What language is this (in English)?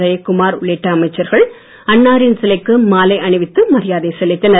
Tamil